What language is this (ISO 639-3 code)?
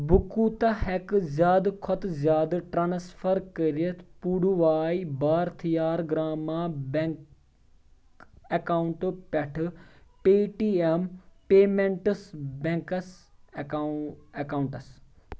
kas